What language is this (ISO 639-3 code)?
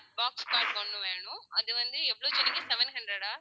tam